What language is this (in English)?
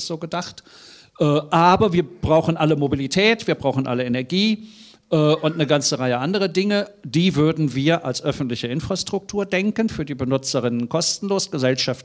German